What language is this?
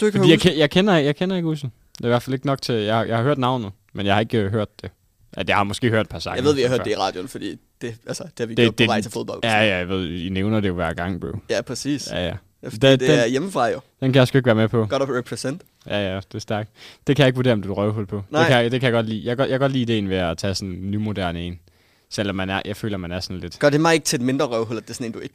Danish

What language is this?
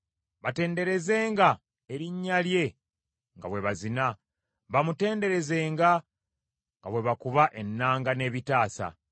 Ganda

